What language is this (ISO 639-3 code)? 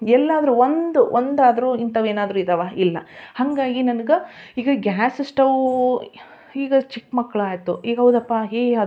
kan